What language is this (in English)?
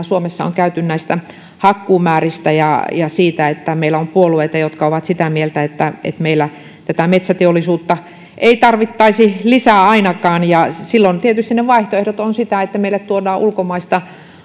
Finnish